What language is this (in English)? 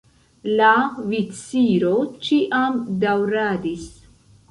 Esperanto